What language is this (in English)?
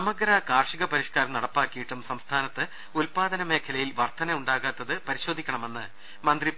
Malayalam